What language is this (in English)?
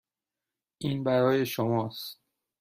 Persian